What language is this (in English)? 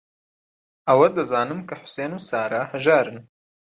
Central Kurdish